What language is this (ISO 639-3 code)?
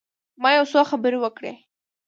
pus